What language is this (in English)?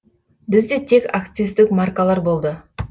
Kazakh